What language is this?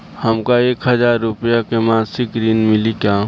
Bhojpuri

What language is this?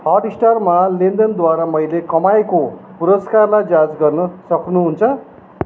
Nepali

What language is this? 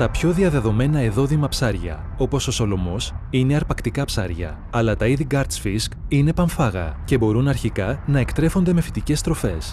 Greek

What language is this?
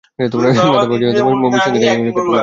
Bangla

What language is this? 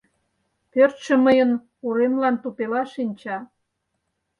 Mari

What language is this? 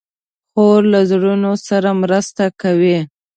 Pashto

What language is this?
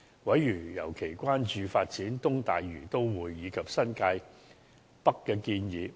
Cantonese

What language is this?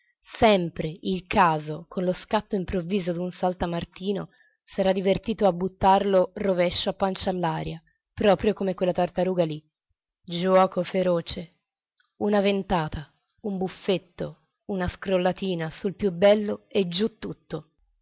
Italian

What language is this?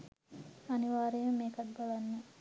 Sinhala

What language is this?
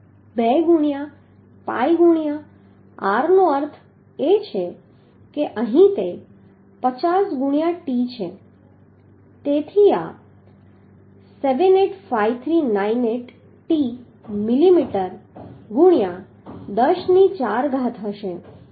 Gujarati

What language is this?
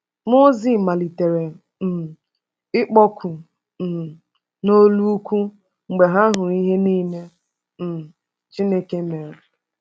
Igbo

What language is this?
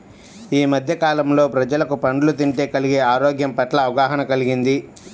Telugu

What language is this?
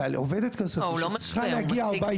Hebrew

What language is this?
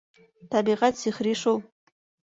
Bashkir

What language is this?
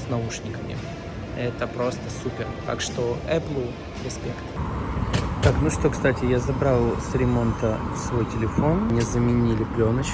Russian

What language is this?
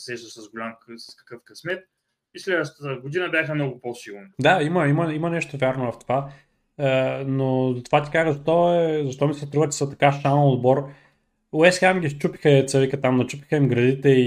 Bulgarian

